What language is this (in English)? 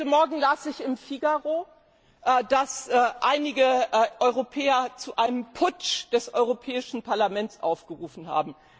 German